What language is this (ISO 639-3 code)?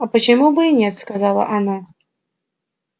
rus